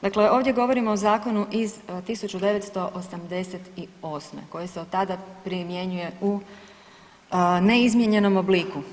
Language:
Croatian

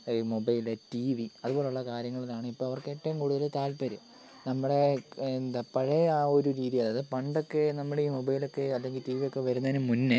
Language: Malayalam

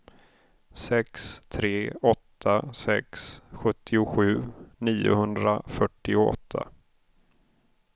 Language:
Swedish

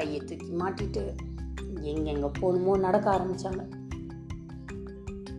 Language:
Tamil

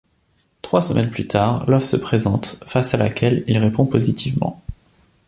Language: French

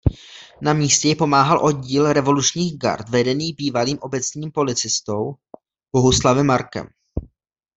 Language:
Czech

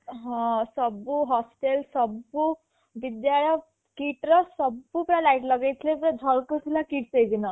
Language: Odia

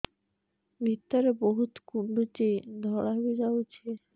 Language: Odia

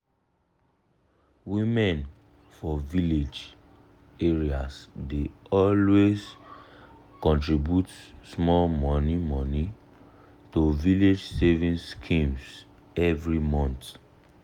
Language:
Nigerian Pidgin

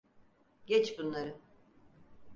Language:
Turkish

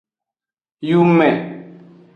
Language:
Aja (Benin)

